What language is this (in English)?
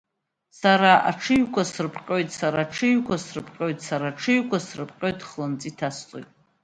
Abkhazian